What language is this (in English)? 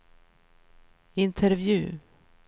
Swedish